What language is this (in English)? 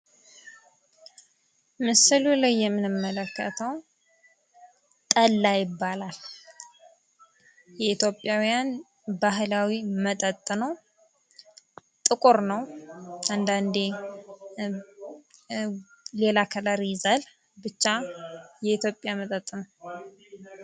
Amharic